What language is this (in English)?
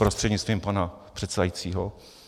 Czech